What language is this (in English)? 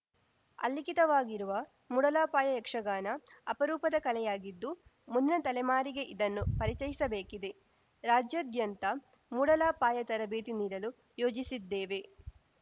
Kannada